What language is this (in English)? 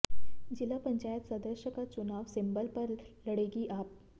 Hindi